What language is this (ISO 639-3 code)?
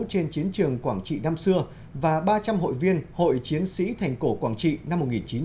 vie